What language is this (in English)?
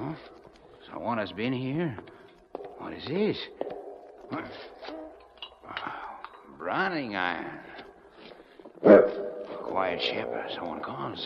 English